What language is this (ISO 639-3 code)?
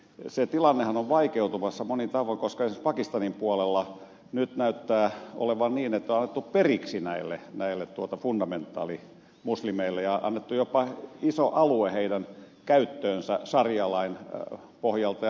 fin